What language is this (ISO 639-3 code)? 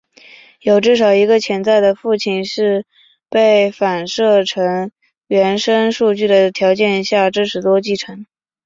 zho